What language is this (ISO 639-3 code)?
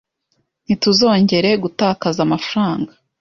kin